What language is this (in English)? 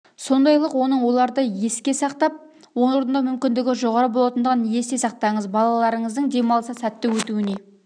Kazakh